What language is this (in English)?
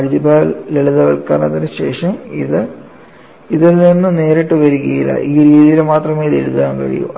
Malayalam